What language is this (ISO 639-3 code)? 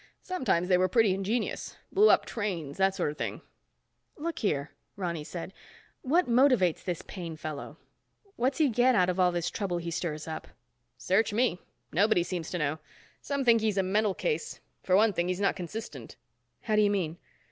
eng